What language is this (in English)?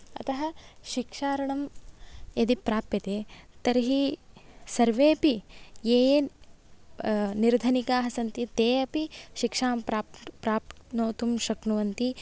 Sanskrit